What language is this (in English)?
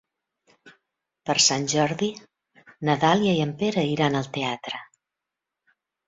Catalan